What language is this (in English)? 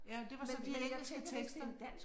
Danish